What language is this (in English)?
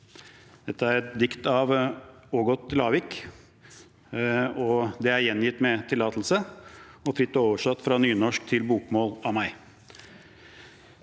Norwegian